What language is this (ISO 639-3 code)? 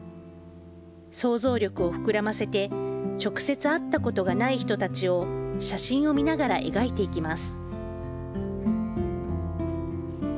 jpn